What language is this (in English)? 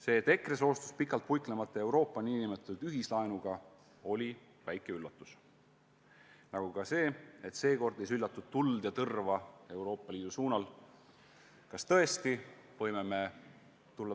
Estonian